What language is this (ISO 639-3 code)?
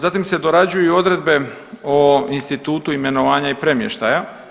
hrv